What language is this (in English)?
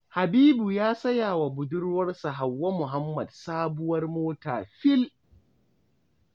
Hausa